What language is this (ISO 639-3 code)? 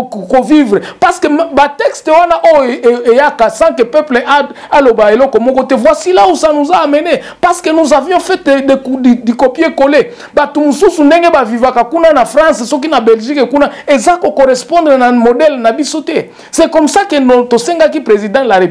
fra